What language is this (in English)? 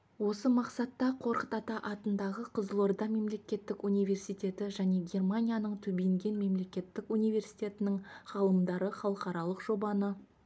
Kazakh